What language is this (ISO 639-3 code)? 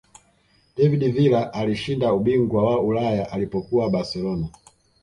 swa